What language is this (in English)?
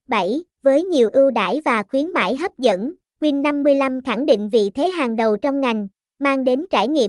Vietnamese